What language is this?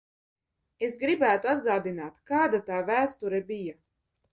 Latvian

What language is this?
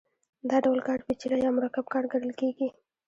Pashto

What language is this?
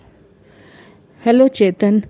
Kannada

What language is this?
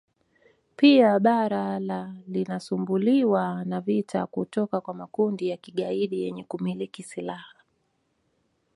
Swahili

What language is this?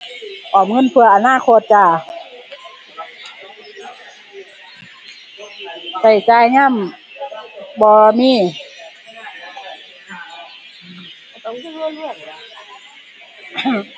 Thai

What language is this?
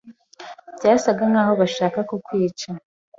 Kinyarwanda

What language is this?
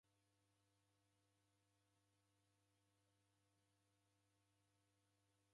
Taita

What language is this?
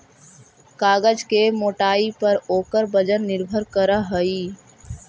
Magahi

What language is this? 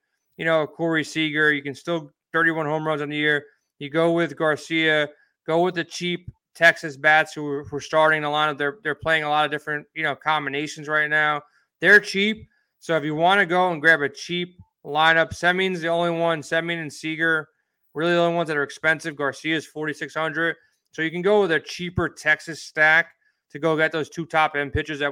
English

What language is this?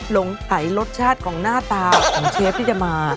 Thai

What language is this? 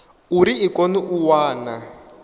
Venda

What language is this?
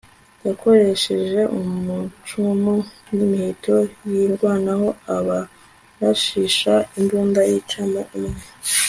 Kinyarwanda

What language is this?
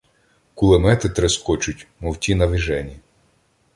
Ukrainian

